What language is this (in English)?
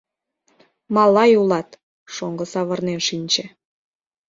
Mari